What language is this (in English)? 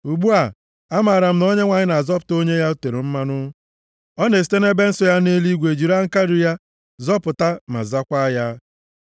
Igbo